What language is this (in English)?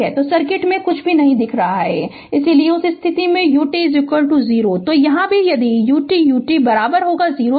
Hindi